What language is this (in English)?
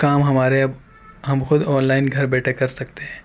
Urdu